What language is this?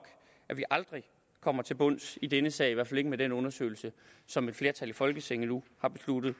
Danish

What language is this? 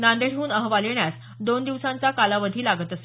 Marathi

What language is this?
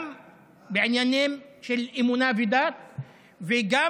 Hebrew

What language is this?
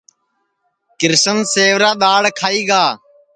Sansi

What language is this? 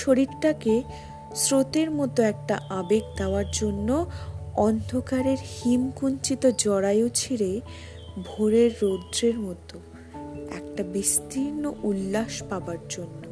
Bangla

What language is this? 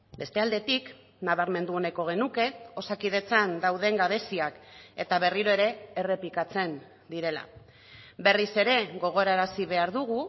Basque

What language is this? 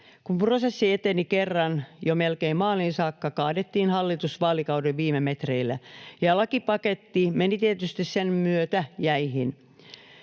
Finnish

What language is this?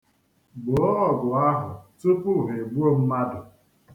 Igbo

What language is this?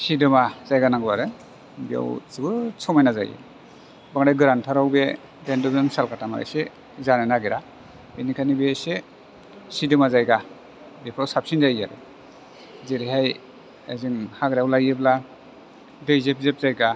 Bodo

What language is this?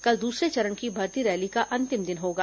Hindi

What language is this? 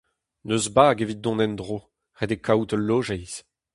Breton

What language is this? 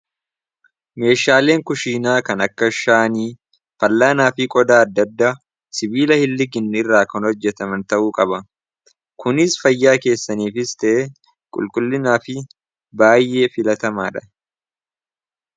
Oromo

